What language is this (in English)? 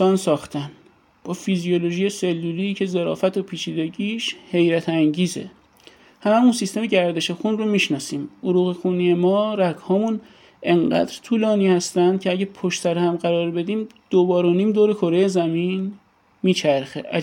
Persian